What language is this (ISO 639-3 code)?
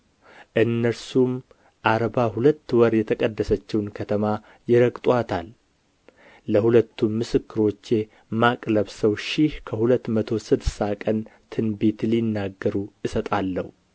amh